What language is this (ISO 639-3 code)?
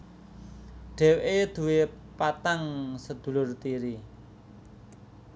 jav